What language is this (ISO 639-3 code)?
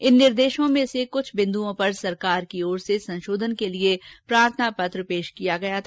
hin